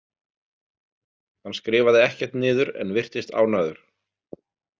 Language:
Icelandic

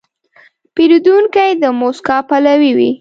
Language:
Pashto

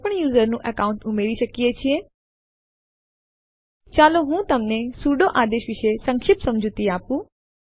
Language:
Gujarati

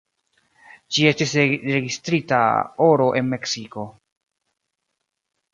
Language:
Esperanto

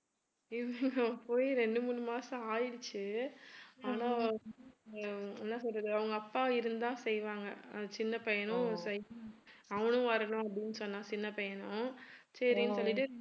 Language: Tamil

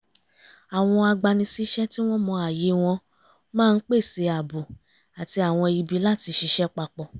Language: Yoruba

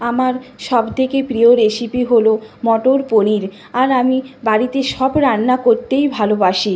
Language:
Bangla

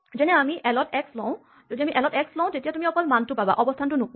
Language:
Assamese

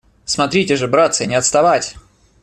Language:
Russian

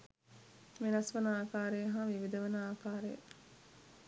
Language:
Sinhala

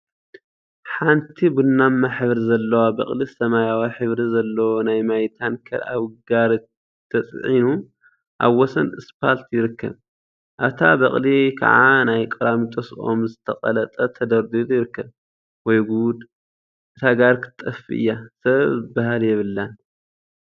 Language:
Tigrinya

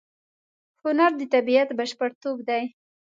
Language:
Pashto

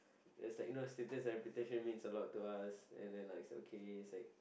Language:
English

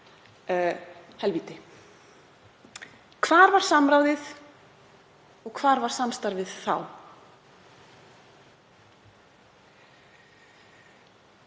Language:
Icelandic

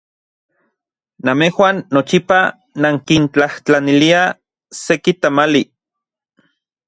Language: Central Puebla Nahuatl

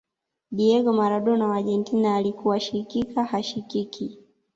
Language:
Swahili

